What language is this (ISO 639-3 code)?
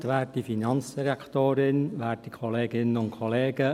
gsw